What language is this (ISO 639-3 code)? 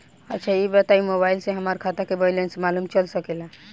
bho